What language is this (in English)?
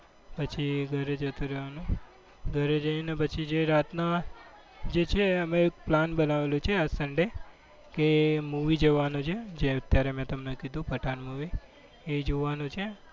Gujarati